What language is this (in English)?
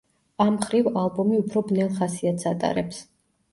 Georgian